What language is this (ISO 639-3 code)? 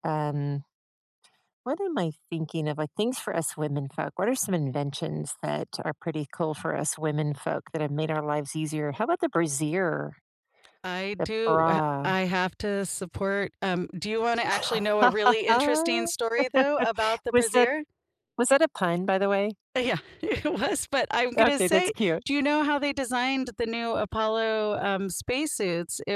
eng